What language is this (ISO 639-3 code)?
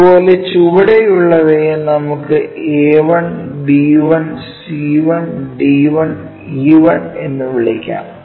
mal